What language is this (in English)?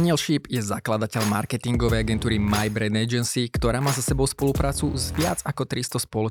Slovak